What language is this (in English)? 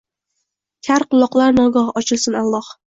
Uzbek